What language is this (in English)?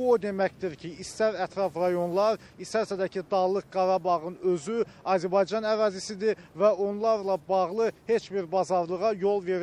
Turkish